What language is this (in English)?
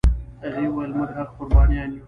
Pashto